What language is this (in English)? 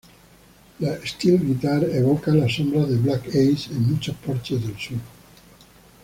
Spanish